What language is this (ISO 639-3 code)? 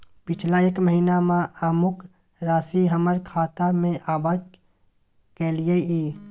mai